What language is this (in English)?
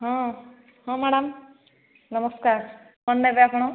Odia